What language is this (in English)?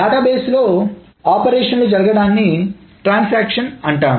Telugu